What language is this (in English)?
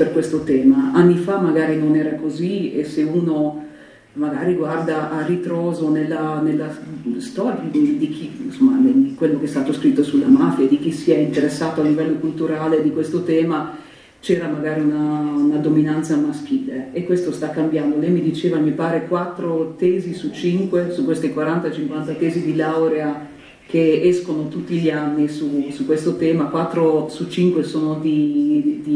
Italian